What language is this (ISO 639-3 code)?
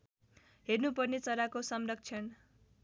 nep